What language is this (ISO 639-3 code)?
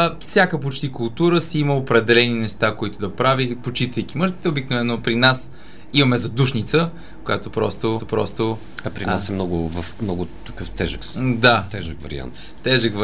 bul